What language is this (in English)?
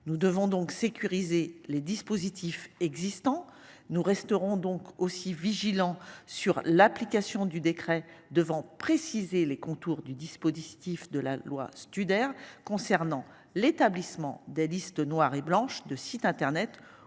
French